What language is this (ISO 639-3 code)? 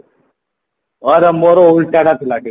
ori